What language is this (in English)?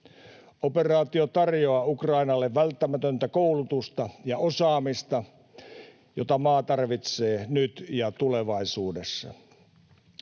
Finnish